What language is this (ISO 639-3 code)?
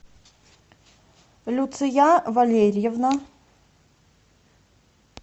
rus